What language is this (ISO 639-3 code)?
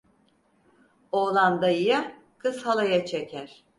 tur